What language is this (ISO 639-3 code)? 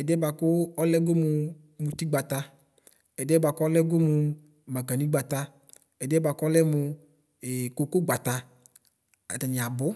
kpo